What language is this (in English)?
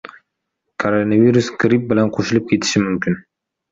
Uzbek